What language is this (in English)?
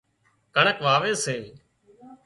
Wadiyara Koli